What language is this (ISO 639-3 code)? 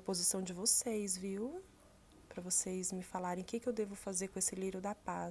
por